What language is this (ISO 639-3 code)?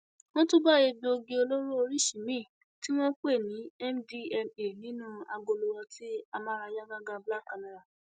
yor